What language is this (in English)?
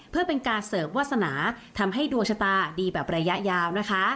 Thai